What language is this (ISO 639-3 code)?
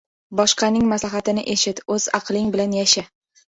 uzb